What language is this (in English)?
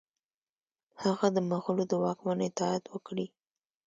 Pashto